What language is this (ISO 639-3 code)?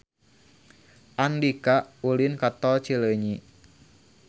sun